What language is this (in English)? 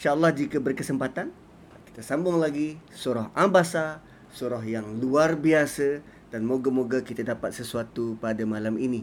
Malay